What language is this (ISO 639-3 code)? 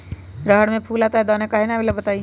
mag